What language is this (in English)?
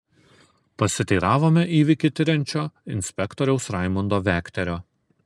Lithuanian